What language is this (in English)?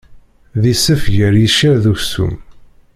Kabyle